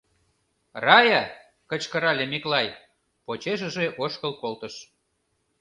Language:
Mari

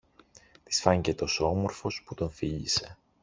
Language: Greek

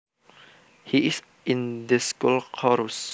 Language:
Javanese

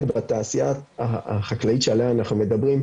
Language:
Hebrew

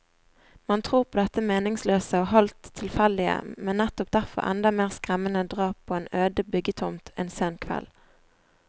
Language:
Norwegian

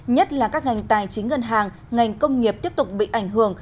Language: Vietnamese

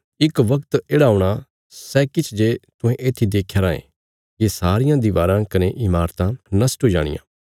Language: Bilaspuri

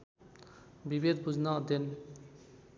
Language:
Nepali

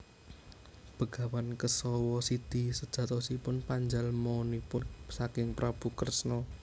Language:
Javanese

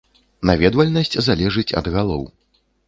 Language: Belarusian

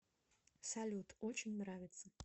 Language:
Russian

